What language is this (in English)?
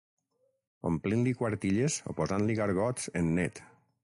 Catalan